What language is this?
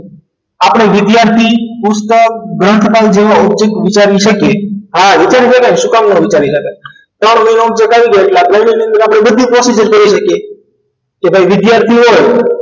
Gujarati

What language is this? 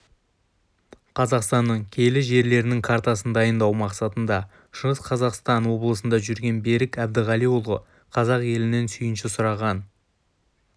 Kazakh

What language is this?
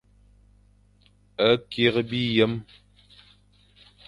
Fang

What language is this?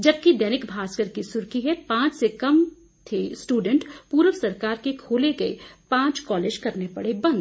Hindi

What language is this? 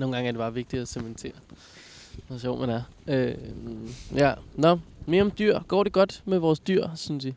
Danish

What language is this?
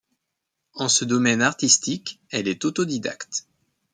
French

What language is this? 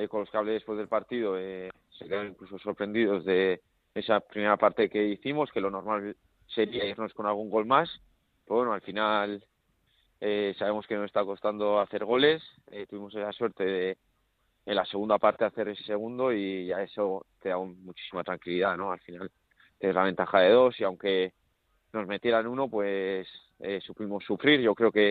Spanish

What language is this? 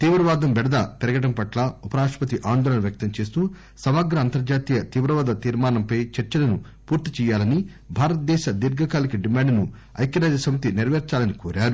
Telugu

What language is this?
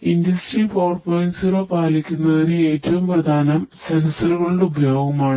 Malayalam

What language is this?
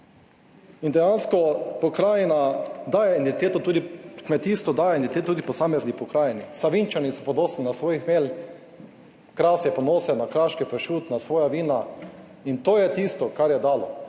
Slovenian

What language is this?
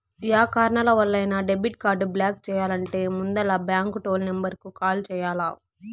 Telugu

